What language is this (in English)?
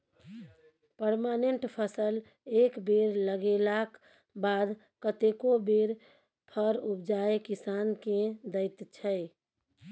Maithili